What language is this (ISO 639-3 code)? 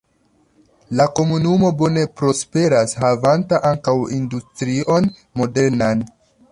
epo